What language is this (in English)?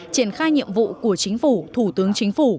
Vietnamese